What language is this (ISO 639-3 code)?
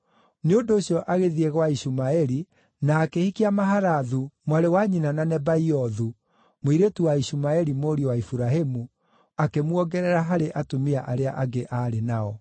kik